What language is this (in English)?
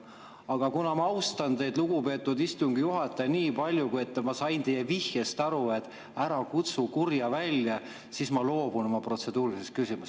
Estonian